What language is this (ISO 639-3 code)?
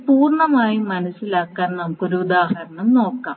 mal